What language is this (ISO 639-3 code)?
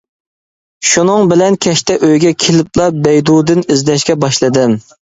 uig